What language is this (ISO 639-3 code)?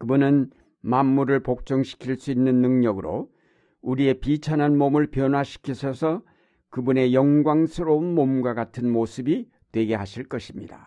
kor